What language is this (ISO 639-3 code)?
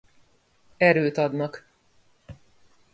hun